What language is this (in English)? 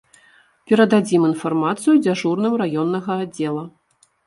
Belarusian